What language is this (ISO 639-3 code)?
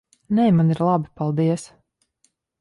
lav